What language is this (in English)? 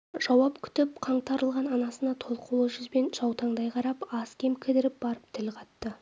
Kazakh